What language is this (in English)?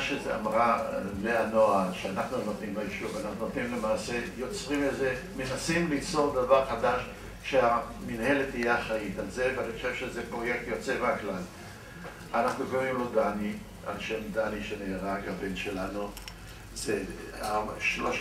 Hebrew